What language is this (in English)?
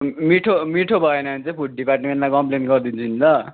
Nepali